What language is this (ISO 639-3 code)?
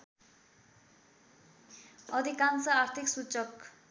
nep